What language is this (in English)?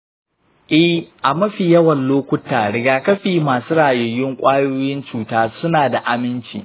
Hausa